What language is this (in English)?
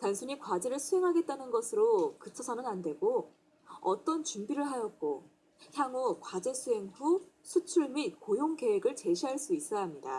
Korean